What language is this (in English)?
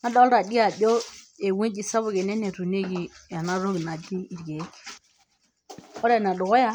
Masai